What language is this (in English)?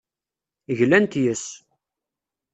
Kabyle